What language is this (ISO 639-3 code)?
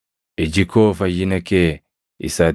orm